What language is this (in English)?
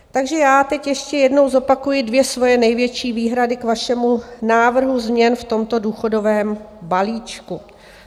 Czech